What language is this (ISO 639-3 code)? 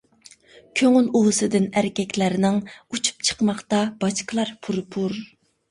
uig